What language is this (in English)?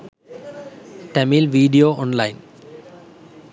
Sinhala